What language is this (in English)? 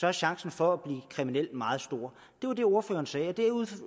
Danish